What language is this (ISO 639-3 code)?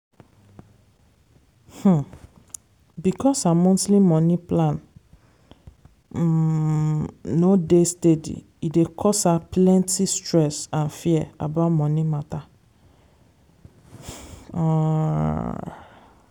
pcm